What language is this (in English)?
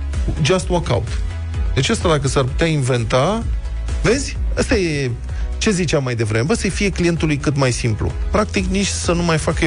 Romanian